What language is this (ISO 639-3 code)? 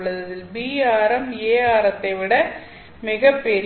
tam